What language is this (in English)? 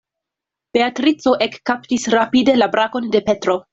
Esperanto